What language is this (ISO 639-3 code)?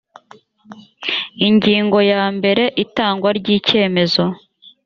kin